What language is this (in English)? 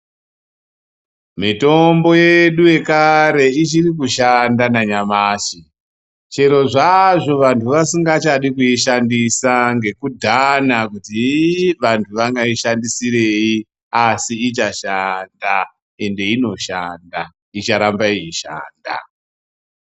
Ndau